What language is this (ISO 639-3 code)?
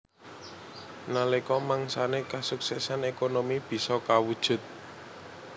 jav